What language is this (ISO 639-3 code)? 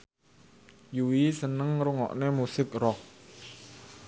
jav